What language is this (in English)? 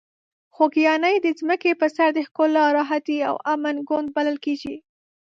Pashto